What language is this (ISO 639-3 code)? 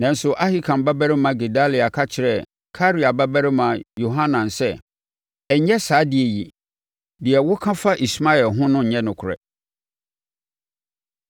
aka